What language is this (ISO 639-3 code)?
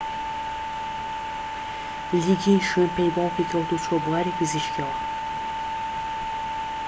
ckb